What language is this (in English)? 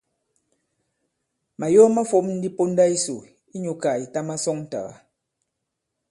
Bankon